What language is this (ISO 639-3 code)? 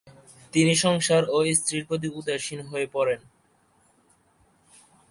ben